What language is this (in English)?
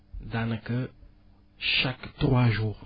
Wolof